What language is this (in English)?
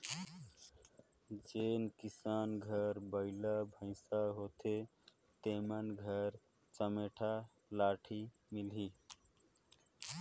Chhattisgarhi